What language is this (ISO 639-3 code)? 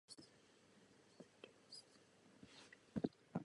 ces